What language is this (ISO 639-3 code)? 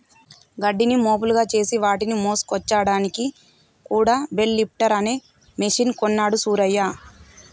tel